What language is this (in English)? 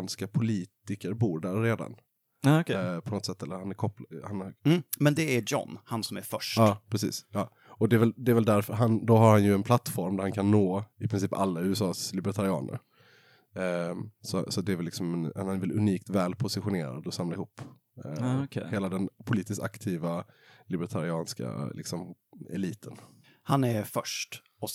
Swedish